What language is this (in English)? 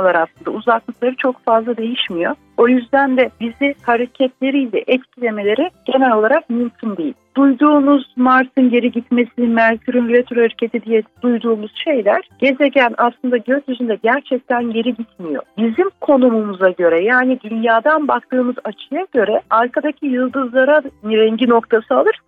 Turkish